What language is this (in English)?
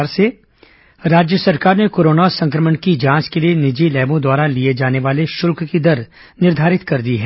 Hindi